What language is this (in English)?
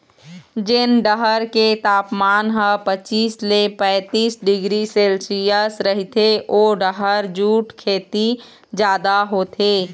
Chhattisgarhi